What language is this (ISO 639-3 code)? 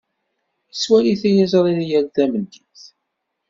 kab